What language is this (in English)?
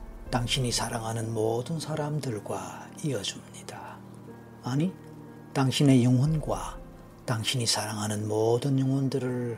Korean